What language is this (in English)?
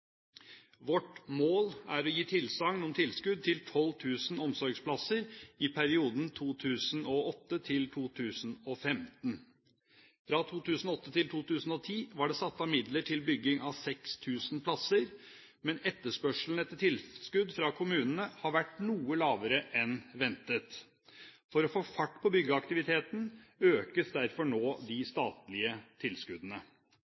Norwegian Bokmål